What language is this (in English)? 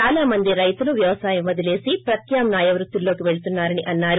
Telugu